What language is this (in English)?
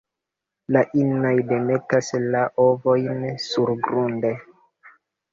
Esperanto